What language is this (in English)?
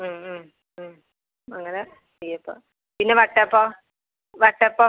Malayalam